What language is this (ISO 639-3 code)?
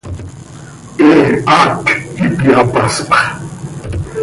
sei